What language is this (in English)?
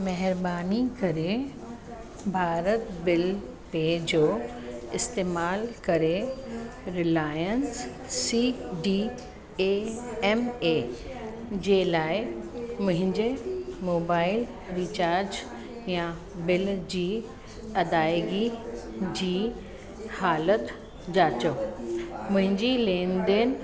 Sindhi